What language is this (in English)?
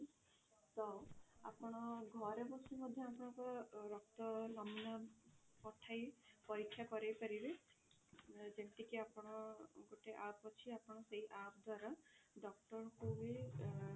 Odia